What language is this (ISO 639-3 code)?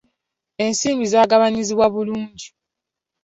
lug